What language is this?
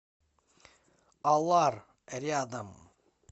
Russian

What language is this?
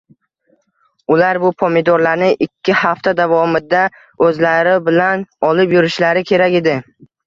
Uzbek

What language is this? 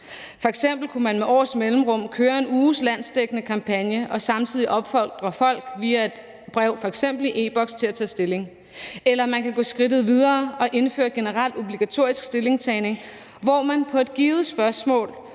Danish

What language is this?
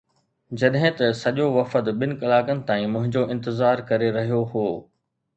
Sindhi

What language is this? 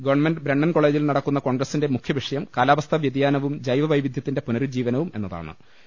Malayalam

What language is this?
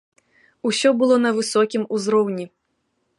Belarusian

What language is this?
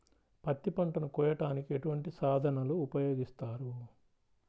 Telugu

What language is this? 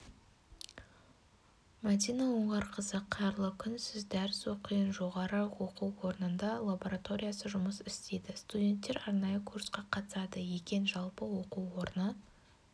Kazakh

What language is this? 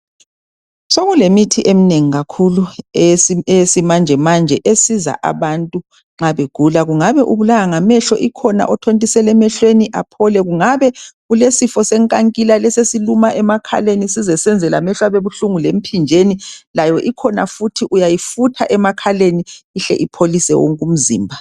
North Ndebele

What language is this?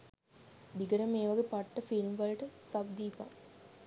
Sinhala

